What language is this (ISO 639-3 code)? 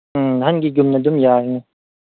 mni